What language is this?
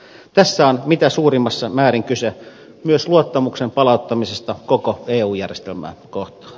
Finnish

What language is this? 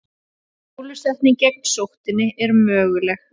Icelandic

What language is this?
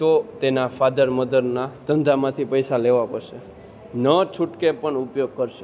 Gujarati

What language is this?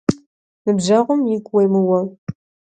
Kabardian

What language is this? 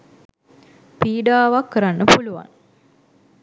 Sinhala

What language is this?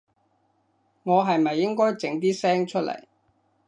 Cantonese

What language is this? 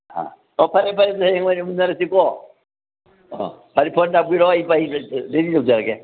Manipuri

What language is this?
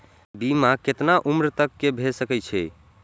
Maithili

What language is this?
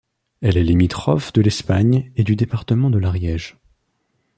French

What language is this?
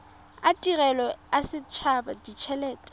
Tswana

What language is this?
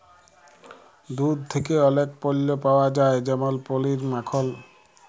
Bangla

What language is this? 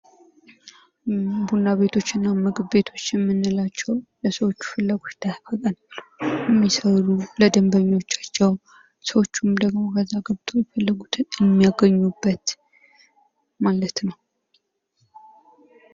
Amharic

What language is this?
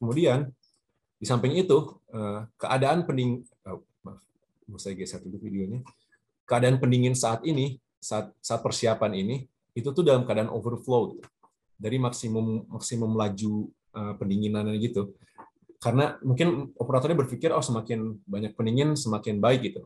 Indonesian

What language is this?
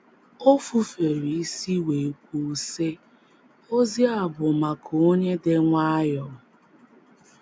Igbo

